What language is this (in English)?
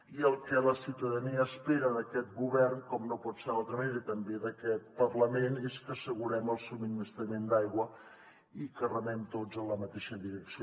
Catalan